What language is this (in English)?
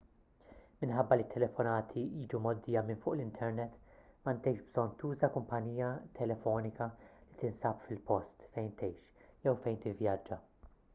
Maltese